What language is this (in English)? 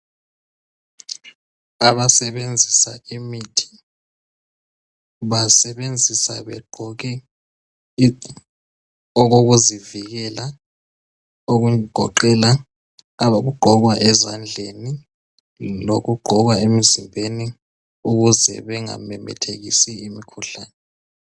North Ndebele